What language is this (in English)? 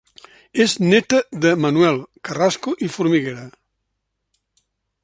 Catalan